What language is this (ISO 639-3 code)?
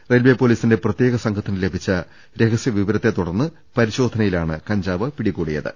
mal